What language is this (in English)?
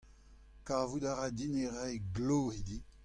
Breton